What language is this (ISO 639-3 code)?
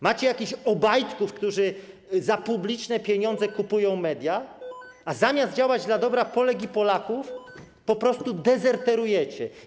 pol